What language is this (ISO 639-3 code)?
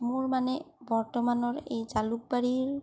asm